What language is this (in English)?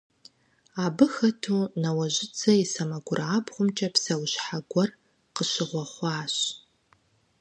Kabardian